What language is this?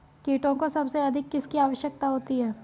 Hindi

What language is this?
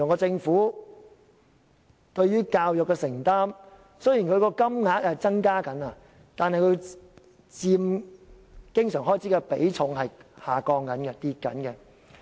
Cantonese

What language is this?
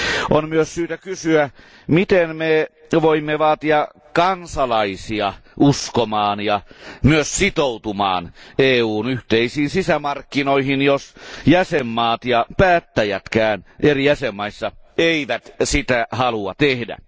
Finnish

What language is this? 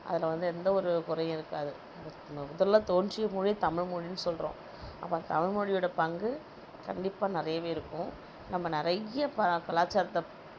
Tamil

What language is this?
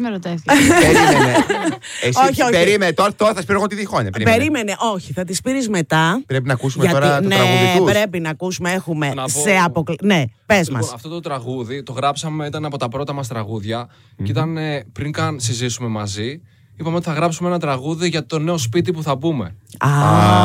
Greek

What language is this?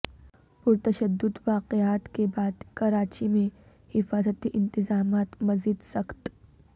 Urdu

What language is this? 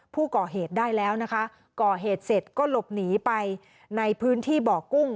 Thai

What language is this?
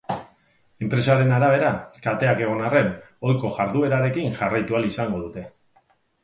Basque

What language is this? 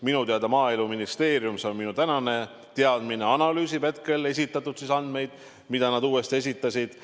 Estonian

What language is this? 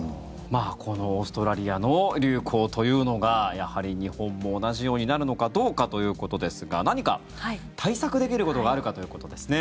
Japanese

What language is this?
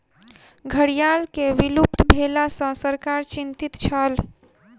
Maithili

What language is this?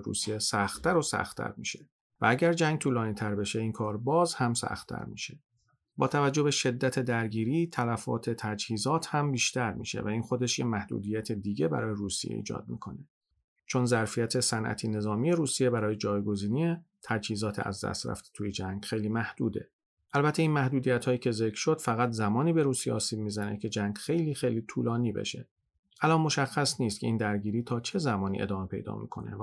Persian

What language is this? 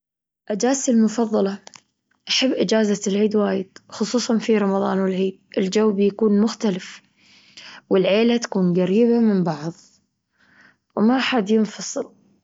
Gulf Arabic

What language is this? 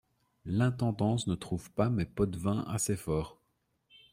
French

